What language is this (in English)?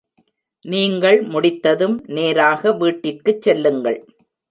Tamil